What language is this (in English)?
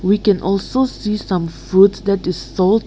English